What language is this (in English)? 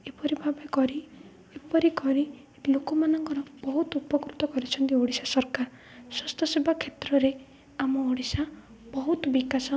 Odia